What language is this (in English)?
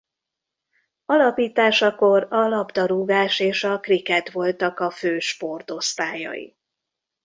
Hungarian